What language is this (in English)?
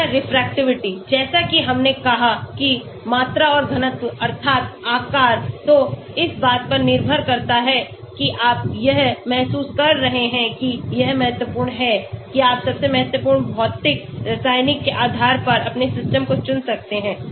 Hindi